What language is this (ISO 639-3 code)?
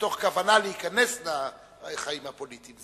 heb